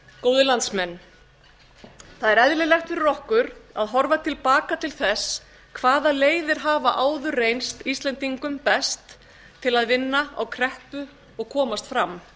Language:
Icelandic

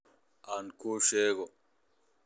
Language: Somali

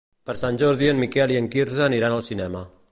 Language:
Catalan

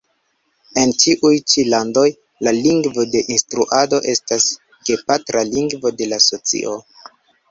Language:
Esperanto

